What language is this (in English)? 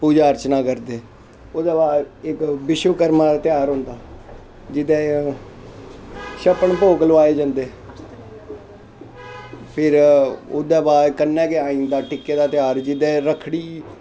Dogri